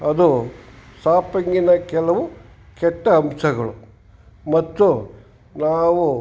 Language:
Kannada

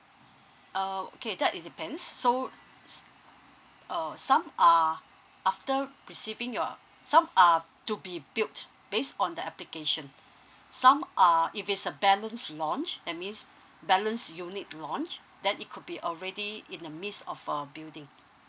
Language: English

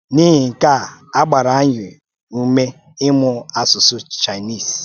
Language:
Igbo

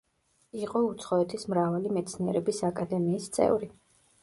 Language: Georgian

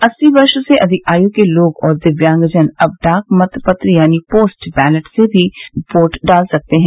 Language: Hindi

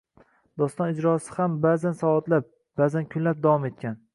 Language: Uzbek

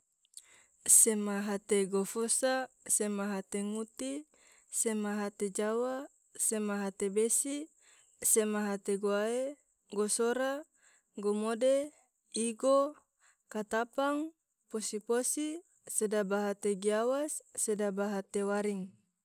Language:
Tidore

